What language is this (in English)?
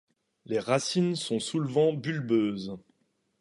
French